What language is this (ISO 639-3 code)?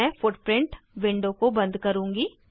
hin